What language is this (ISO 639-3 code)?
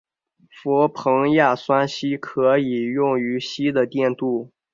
zho